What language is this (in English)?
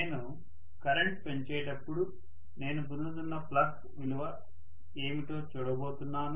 Telugu